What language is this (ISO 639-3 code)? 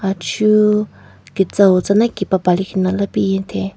nre